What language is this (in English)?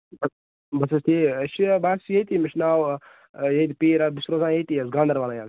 Kashmiri